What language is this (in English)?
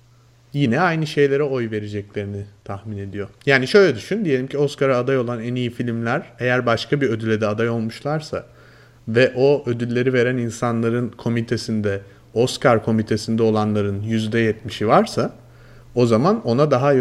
Turkish